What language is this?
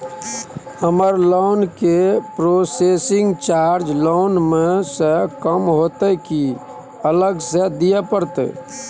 Maithili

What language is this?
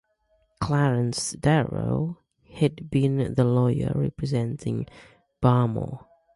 English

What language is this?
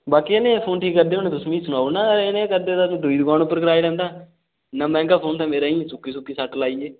Dogri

